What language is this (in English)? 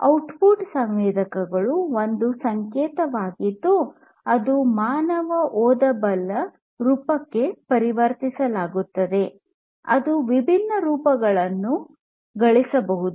Kannada